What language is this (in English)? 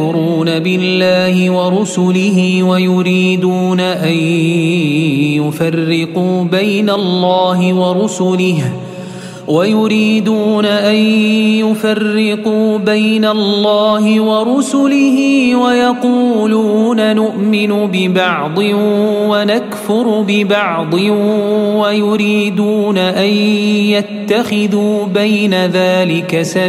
Arabic